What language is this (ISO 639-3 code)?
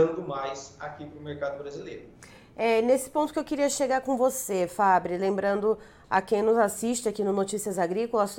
por